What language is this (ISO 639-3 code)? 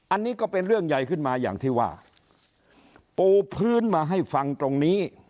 tha